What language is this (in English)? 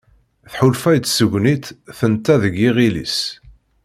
Kabyle